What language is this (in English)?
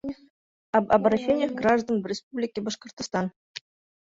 Bashkir